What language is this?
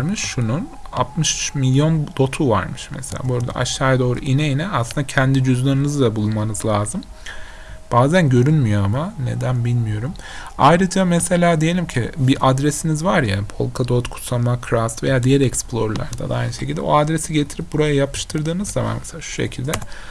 Turkish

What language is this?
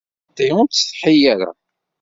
Kabyle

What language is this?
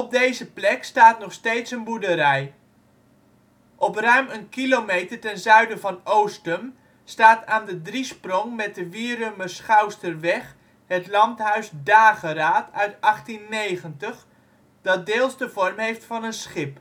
Dutch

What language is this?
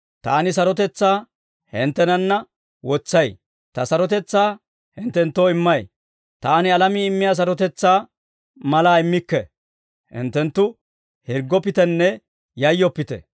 Dawro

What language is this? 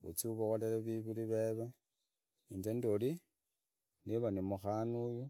Idakho-Isukha-Tiriki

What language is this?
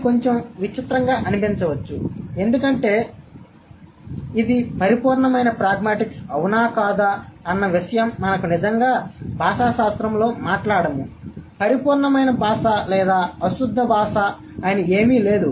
Telugu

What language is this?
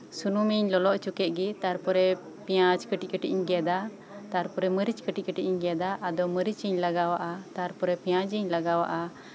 Santali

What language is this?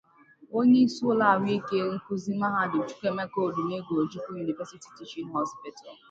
Igbo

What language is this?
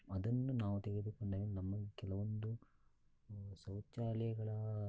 Kannada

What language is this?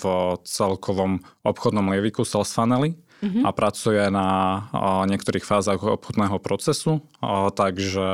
Slovak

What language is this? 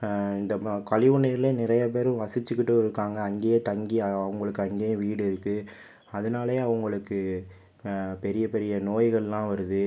Tamil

